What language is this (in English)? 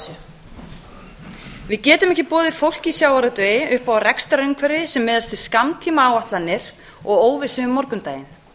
Icelandic